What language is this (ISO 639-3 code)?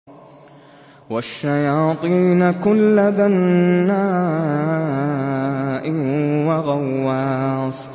ara